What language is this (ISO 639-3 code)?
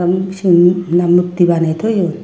ccp